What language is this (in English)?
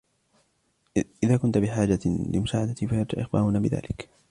Arabic